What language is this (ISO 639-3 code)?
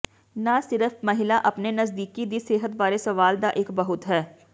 pan